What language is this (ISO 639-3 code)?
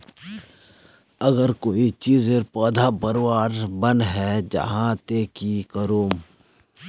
mag